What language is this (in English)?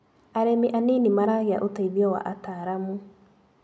Kikuyu